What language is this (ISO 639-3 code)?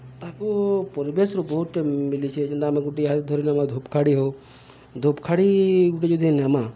ori